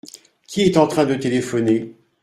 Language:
French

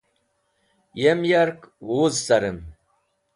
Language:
Wakhi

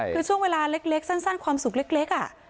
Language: Thai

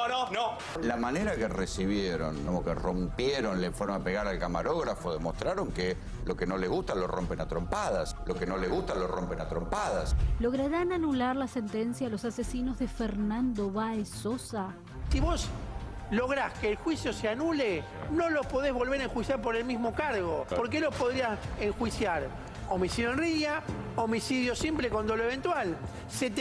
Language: Spanish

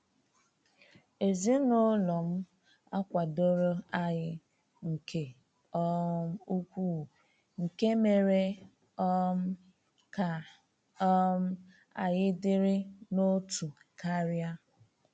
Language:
Igbo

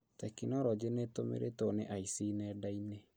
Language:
Kikuyu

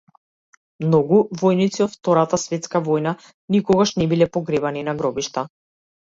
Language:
Macedonian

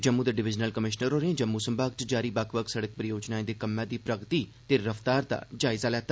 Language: Dogri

